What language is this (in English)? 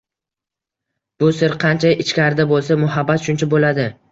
Uzbek